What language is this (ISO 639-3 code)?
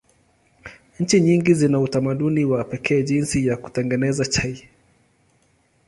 swa